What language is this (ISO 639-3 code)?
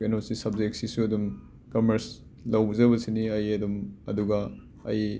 mni